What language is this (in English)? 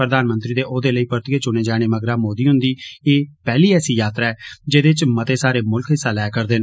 Dogri